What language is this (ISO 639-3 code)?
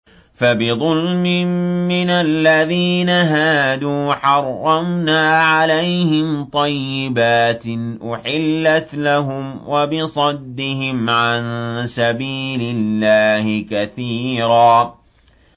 ara